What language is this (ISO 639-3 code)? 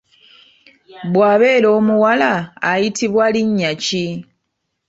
lug